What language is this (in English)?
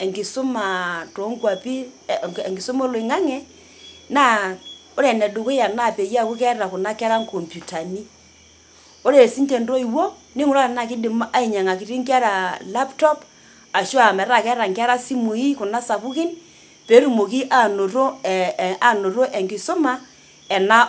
Masai